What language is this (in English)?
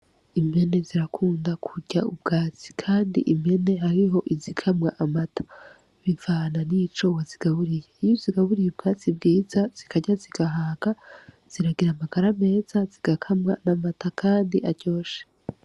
Rundi